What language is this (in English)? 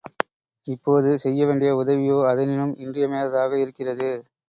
Tamil